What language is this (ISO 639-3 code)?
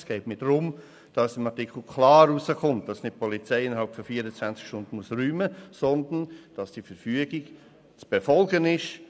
gsw